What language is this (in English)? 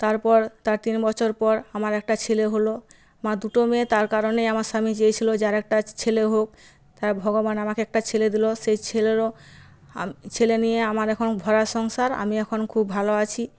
Bangla